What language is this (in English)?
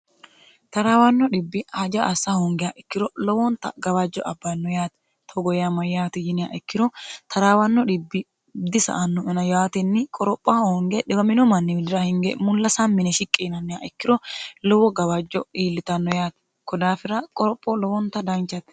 Sidamo